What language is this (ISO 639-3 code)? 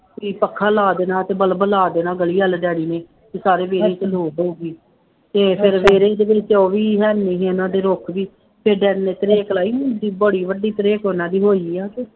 pan